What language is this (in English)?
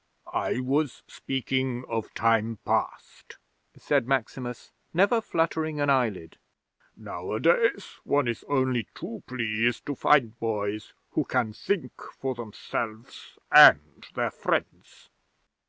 English